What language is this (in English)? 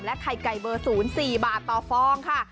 Thai